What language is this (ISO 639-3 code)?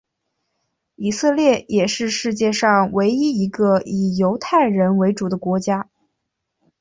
zho